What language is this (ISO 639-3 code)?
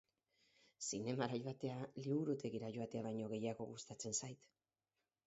eus